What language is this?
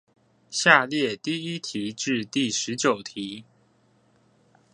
Chinese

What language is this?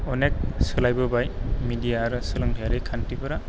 Bodo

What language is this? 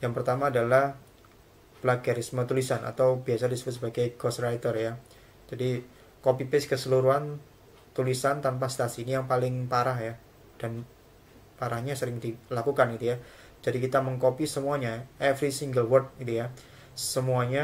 Indonesian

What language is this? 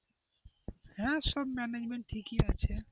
Bangla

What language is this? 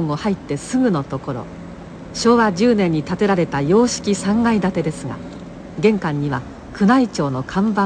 Japanese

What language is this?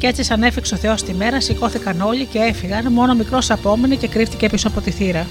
Greek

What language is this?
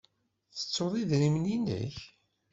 Kabyle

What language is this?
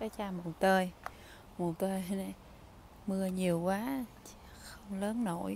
Vietnamese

